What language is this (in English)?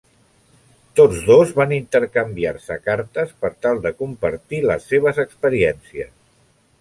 Catalan